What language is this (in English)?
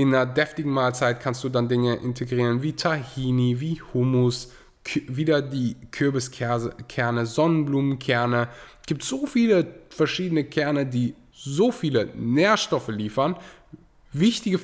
German